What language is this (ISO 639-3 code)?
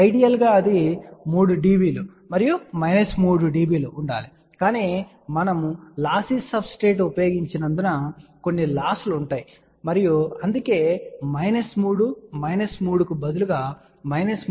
tel